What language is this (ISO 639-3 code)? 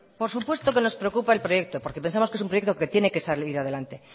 spa